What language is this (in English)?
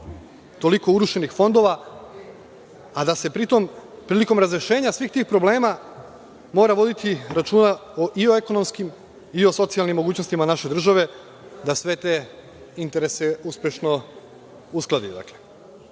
Serbian